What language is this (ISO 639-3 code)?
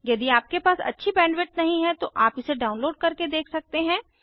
hin